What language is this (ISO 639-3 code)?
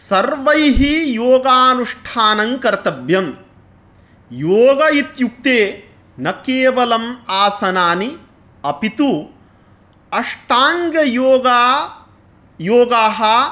san